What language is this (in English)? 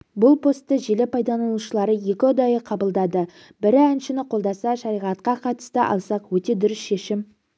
Kazakh